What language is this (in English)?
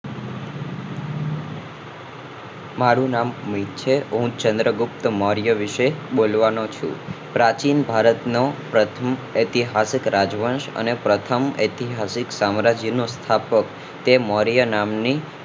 Gujarati